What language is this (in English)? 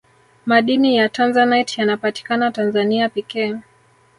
Swahili